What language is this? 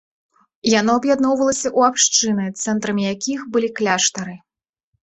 Belarusian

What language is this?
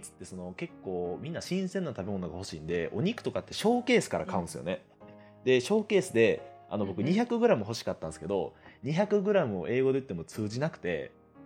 Japanese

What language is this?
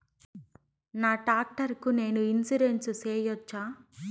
Telugu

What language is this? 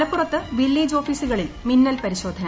Malayalam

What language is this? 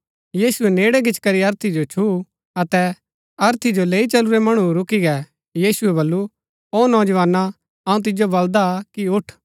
Gaddi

